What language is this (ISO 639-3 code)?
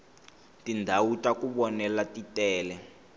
tso